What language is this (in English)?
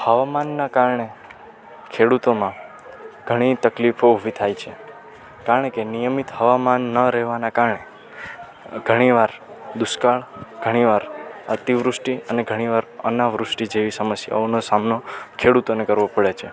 Gujarati